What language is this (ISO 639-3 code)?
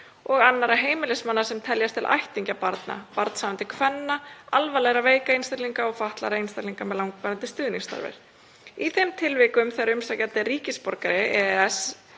isl